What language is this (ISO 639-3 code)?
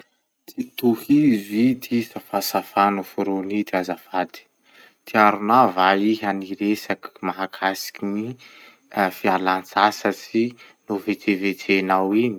msh